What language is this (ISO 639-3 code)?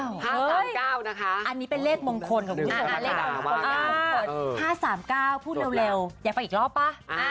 tha